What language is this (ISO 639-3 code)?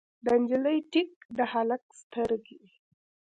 pus